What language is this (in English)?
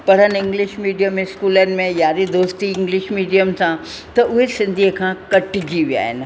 Sindhi